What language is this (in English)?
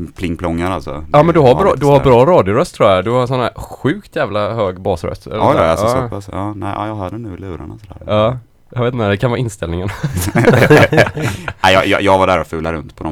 Swedish